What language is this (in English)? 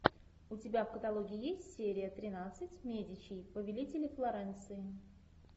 Russian